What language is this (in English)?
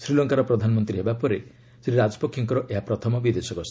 Odia